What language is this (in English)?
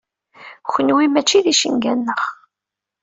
Kabyle